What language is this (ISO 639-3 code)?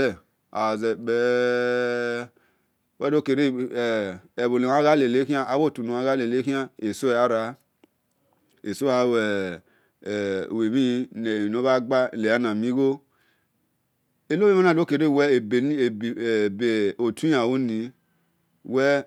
ish